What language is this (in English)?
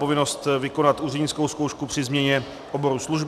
Czech